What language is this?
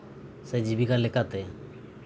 Santali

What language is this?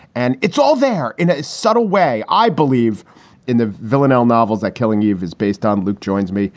English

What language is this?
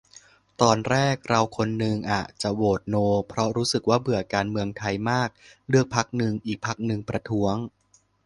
Thai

